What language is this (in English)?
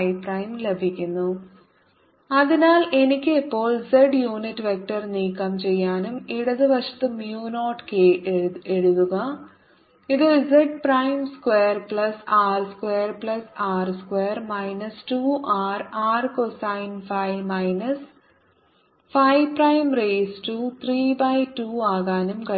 Malayalam